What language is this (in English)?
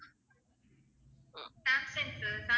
Tamil